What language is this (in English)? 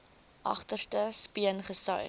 Afrikaans